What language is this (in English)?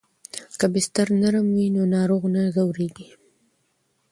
Pashto